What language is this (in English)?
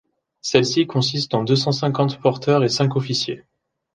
French